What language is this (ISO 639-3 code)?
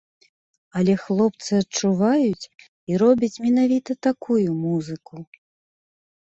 bel